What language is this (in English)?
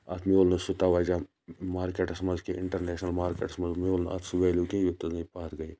Kashmiri